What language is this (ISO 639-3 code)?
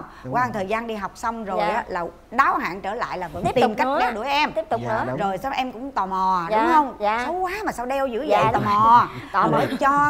vie